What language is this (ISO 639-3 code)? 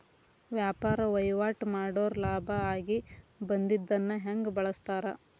kan